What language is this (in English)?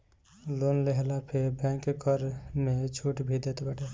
Bhojpuri